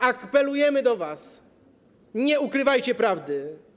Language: Polish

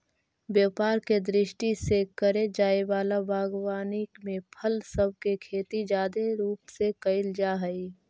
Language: Magahi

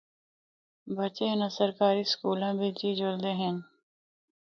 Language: Northern Hindko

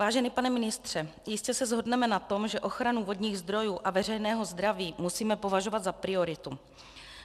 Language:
Czech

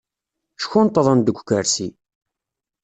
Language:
Kabyle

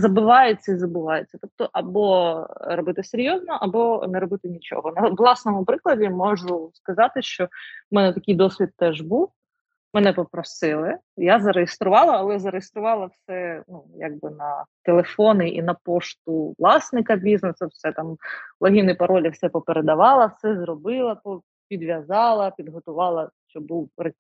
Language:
Ukrainian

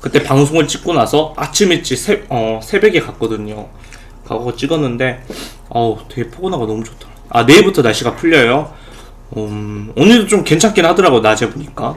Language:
Korean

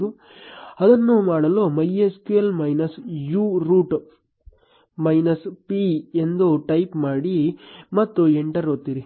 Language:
Kannada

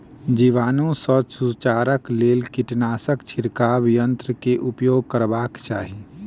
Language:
Maithili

